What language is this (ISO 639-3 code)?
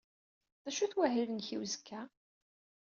kab